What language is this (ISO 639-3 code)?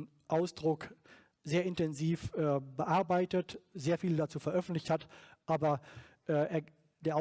deu